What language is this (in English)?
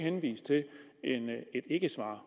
Danish